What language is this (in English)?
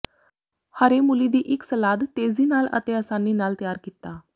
Punjabi